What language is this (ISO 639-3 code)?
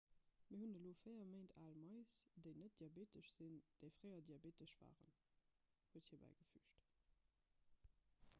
ltz